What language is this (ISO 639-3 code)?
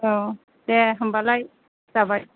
brx